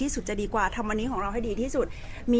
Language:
Thai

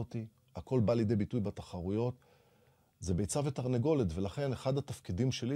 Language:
Hebrew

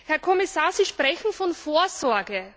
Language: German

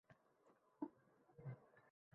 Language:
Uzbek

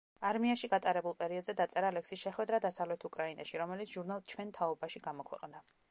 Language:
Georgian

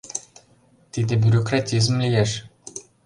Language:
Mari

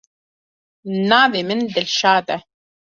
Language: Kurdish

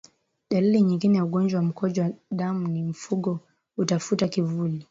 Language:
Swahili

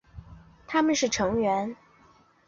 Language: Chinese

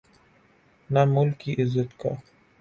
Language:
Urdu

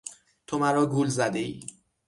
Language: Persian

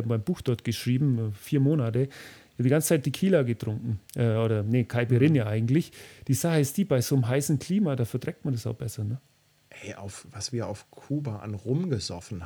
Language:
German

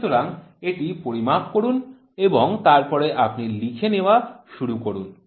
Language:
Bangla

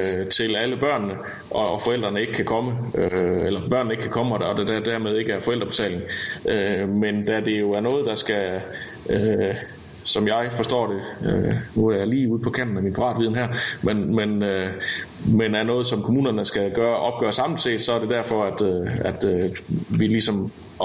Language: Danish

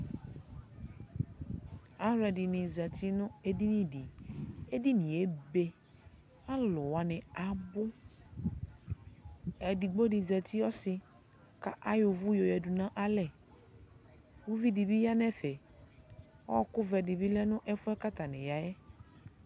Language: Ikposo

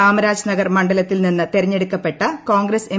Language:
Malayalam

